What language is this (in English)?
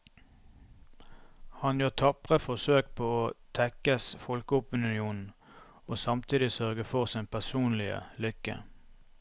Norwegian